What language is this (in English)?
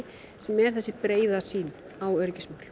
Icelandic